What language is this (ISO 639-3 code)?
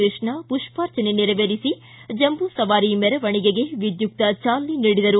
kan